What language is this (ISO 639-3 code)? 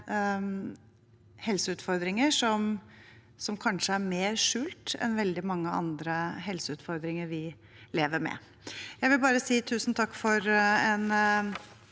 nor